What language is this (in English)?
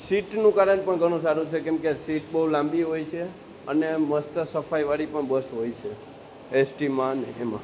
Gujarati